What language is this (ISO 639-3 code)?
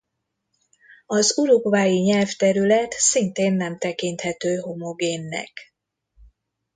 hun